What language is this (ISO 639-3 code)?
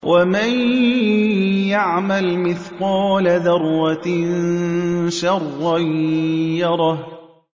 ara